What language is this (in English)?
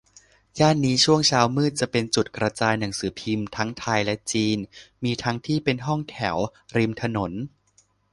Thai